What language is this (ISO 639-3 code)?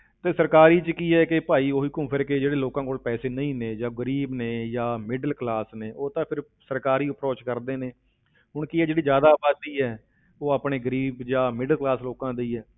pan